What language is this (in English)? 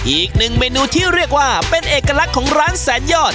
Thai